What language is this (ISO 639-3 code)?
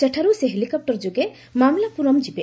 ori